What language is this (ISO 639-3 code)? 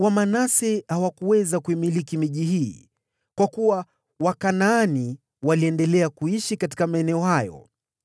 swa